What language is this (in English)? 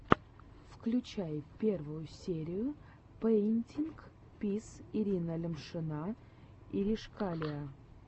Russian